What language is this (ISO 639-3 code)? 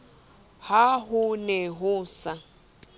sot